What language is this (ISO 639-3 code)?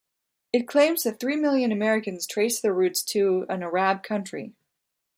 eng